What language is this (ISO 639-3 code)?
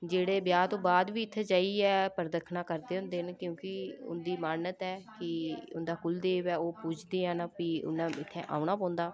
doi